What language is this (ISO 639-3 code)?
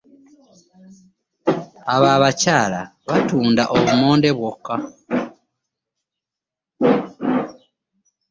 lug